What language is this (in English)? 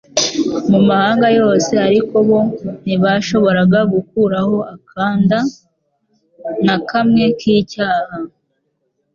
Kinyarwanda